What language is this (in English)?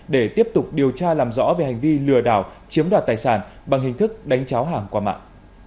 Vietnamese